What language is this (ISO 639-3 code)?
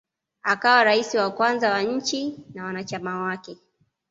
swa